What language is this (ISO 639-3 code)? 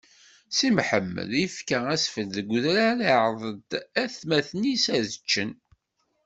kab